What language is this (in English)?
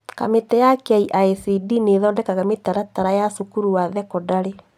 Kikuyu